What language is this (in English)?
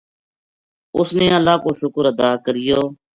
Gujari